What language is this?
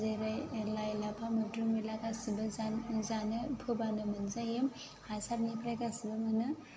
Bodo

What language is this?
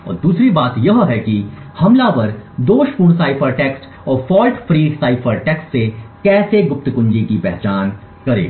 Hindi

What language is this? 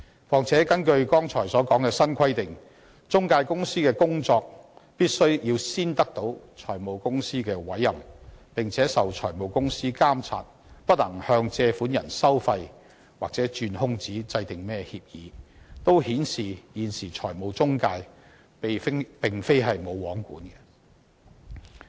Cantonese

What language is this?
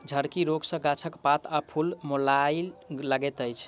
Maithili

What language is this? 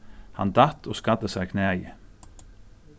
Faroese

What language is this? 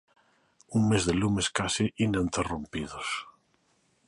Galician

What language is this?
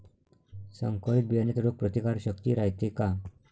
Marathi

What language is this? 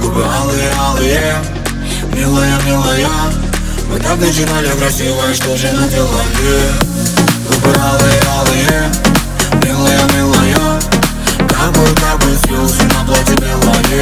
Russian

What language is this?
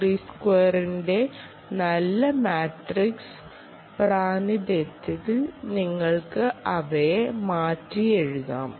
Malayalam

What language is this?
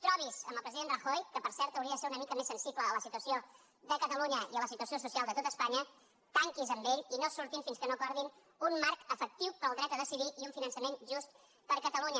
Catalan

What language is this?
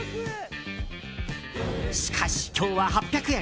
Japanese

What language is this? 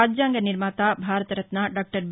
Telugu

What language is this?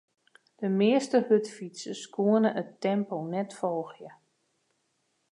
Western Frisian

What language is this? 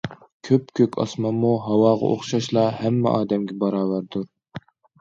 Uyghur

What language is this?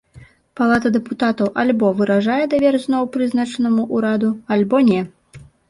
Belarusian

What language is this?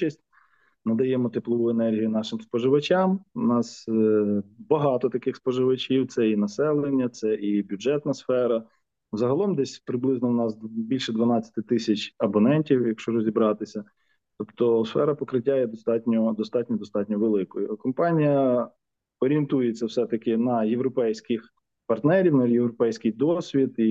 Ukrainian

